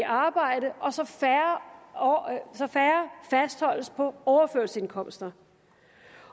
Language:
Danish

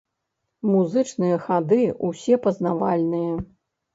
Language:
Belarusian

